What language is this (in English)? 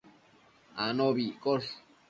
Matsés